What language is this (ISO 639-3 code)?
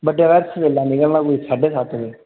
doi